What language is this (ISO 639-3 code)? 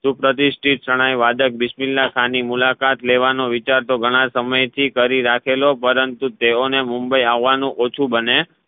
guj